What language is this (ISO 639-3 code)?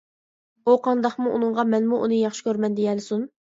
uig